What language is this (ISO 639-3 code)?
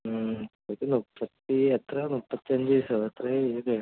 mal